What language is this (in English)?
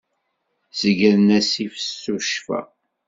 Kabyle